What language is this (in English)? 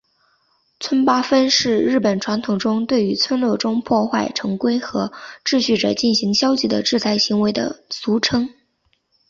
Chinese